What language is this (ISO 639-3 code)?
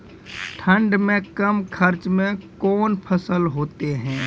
mai